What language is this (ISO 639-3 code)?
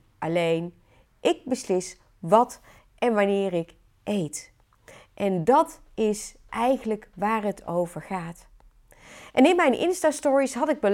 nld